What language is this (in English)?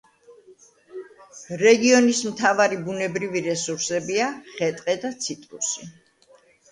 Georgian